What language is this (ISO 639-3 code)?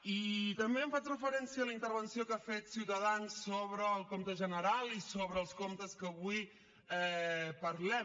cat